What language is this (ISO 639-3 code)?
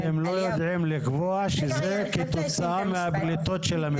heb